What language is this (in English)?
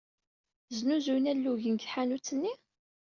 Kabyle